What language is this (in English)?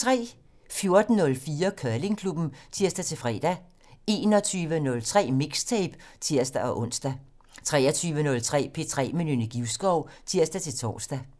Danish